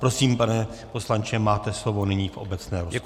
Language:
Czech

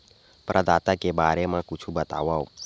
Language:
Chhattisgarhi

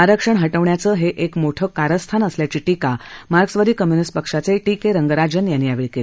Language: Marathi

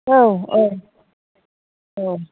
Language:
Bodo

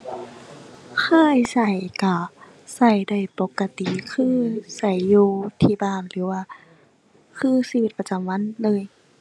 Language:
Thai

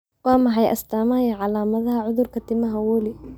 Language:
Somali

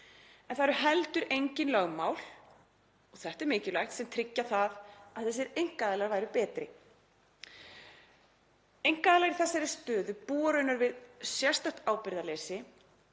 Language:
Icelandic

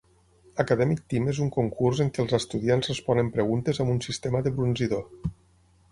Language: Catalan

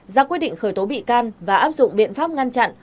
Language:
Vietnamese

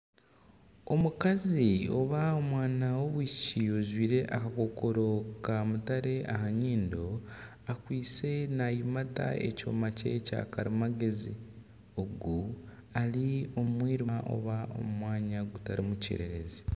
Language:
Nyankole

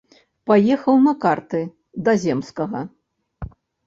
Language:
Belarusian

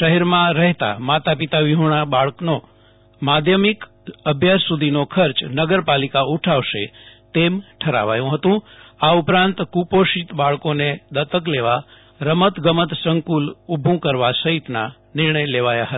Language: Gujarati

